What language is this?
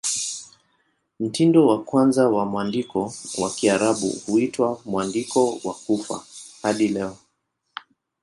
Swahili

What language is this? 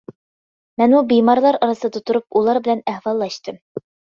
Uyghur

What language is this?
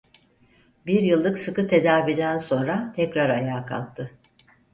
Turkish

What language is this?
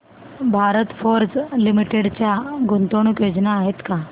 Marathi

